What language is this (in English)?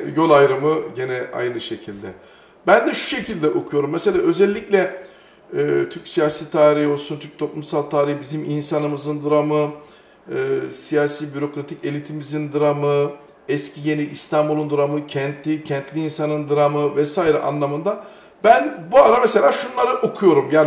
Turkish